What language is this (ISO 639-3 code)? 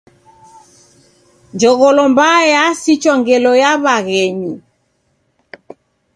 dav